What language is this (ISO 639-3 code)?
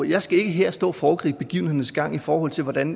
dan